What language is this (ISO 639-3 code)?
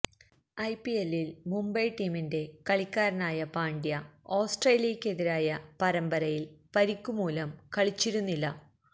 mal